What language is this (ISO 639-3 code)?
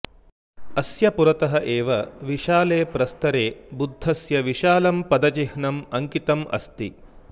san